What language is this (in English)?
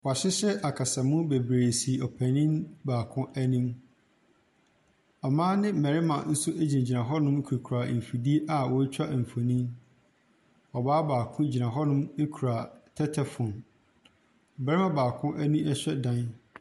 Akan